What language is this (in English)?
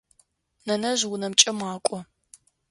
Adyghe